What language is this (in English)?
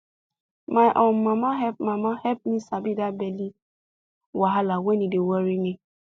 Nigerian Pidgin